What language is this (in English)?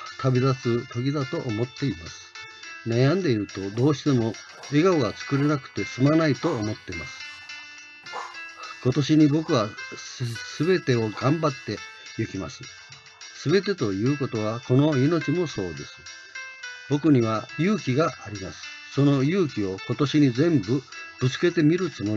Japanese